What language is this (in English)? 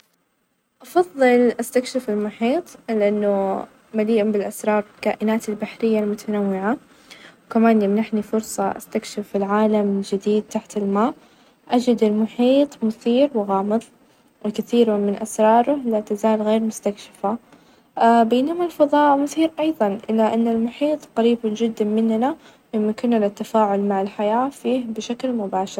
Najdi Arabic